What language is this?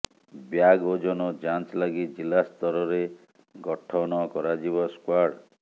Odia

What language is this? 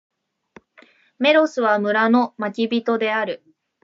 Japanese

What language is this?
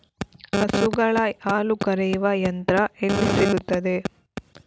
Kannada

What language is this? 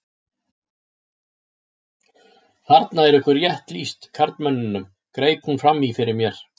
Icelandic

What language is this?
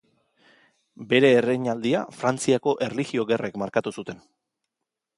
Basque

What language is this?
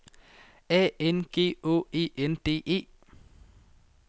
Danish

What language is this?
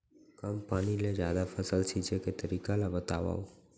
Chhattisgarhi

